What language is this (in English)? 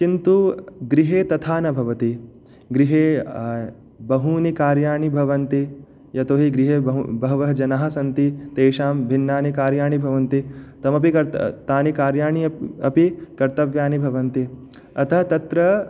Sanskrit